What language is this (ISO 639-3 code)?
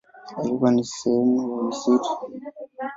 swa